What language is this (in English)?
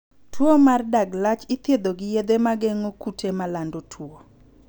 Luo (Kenya and Tanzania)